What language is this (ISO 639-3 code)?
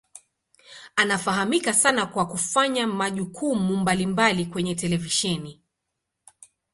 swa